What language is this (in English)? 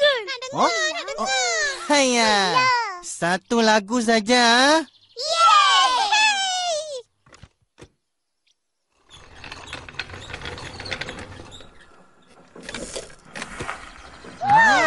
Malay